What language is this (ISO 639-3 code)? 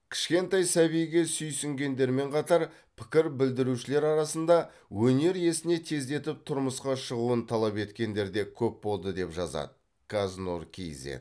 kaz